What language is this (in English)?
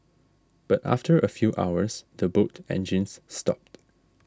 English